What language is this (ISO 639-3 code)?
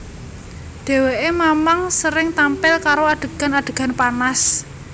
jav